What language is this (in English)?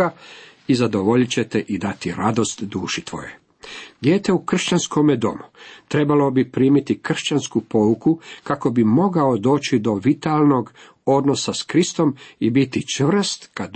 Croatian